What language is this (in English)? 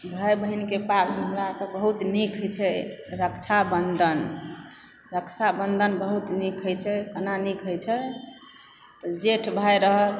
Maithili